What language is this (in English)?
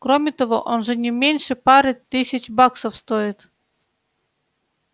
Russian